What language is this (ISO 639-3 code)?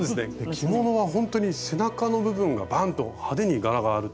jpn